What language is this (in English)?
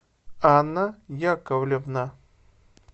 Russian